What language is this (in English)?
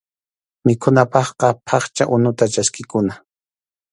Arequipa-La Unión Quechua